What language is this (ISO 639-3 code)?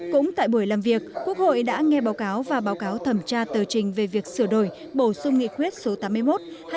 vie